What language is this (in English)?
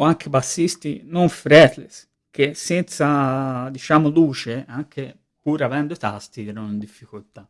Italian